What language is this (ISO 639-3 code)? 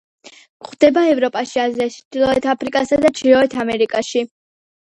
kat